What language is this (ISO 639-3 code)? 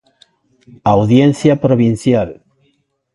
glg